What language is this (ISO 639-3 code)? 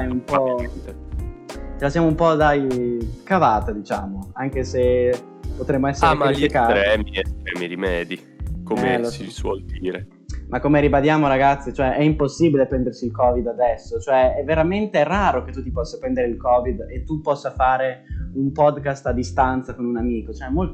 ita